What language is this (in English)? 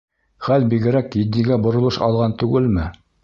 Bashkir